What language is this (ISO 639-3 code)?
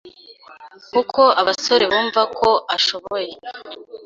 kin